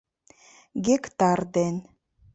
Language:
Mari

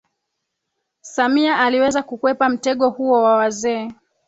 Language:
Swahili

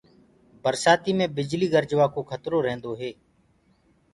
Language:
Gurgula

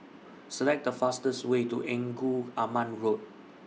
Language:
English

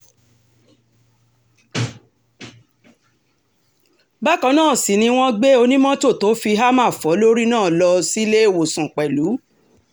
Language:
Yoruba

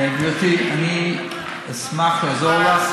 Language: Hebrew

